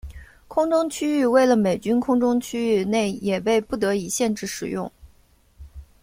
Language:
Chinese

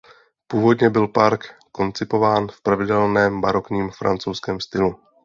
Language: Czech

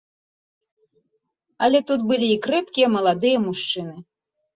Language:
Belarusian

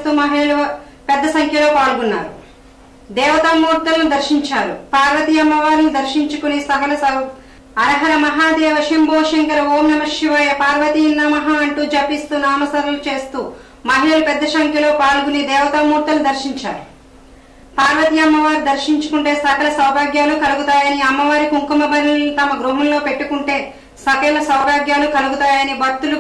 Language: Italian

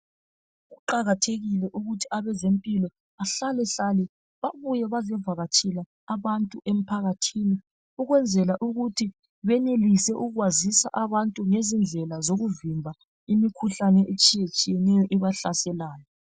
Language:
North Ndebele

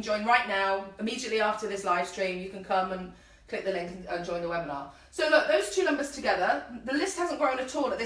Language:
English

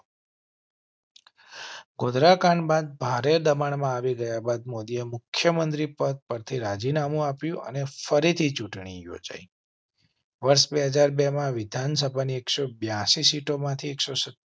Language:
Gujarati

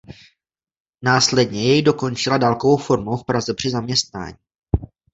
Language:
Czech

